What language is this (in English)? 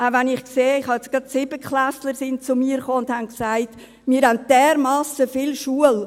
Swiss German